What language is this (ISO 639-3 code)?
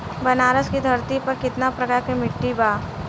bho